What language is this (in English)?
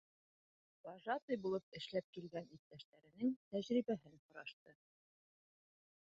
Bashkir